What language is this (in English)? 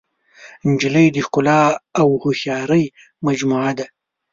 Pashto